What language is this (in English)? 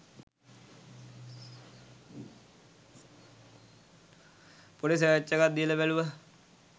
Sinhala